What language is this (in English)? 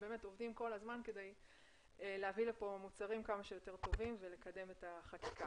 Hebrew